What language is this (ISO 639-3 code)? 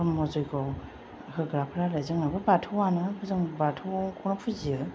brx